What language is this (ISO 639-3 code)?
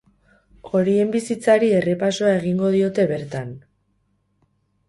eus